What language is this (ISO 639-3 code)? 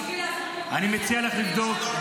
heb